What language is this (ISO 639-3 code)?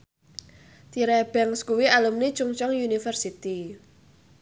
jav